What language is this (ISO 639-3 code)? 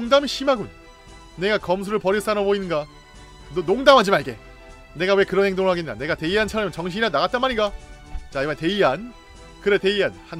kor